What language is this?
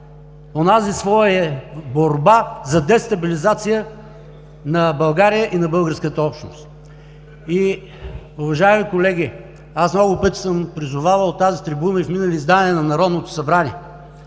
Bulgarian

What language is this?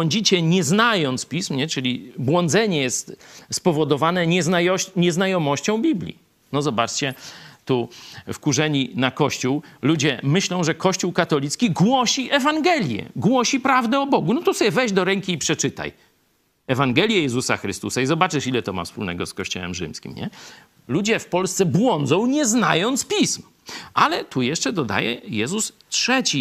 Polish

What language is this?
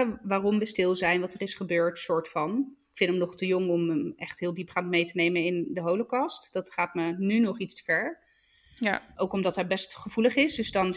Dutch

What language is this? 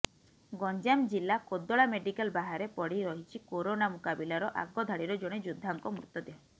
Odia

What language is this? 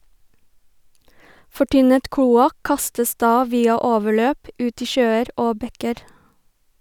Norwegian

